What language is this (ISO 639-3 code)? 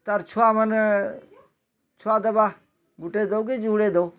ori